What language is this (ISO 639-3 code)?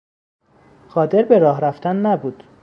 fas